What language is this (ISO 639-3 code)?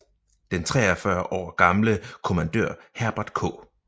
dan